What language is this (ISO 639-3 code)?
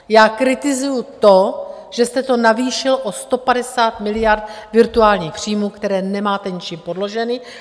ces